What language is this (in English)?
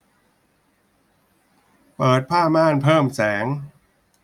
Thai